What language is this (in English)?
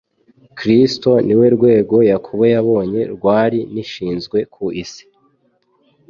Kinyarwanda